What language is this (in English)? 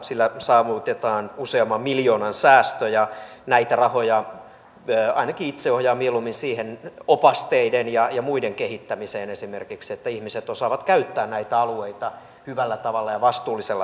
Finnish